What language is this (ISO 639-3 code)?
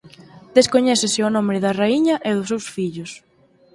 glg